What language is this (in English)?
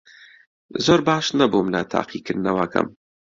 Central Kurdish